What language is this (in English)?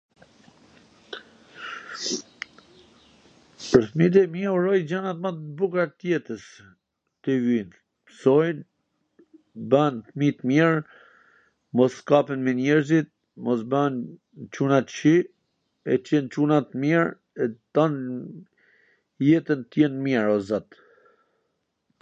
Gheg Albanian